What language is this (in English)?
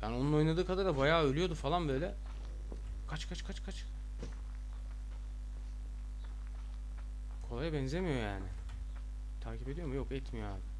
Turkish